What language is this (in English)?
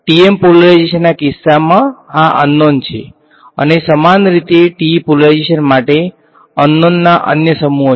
Gujarati